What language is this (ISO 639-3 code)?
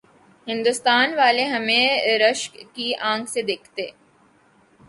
urd